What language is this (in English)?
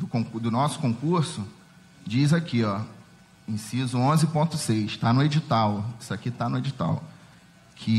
Portuguese